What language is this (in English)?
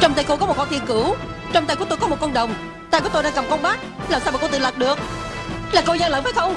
Vietnamese